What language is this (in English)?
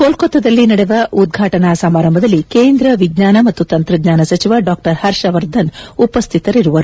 Kannada